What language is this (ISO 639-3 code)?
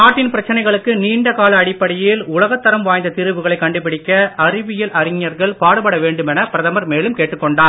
tam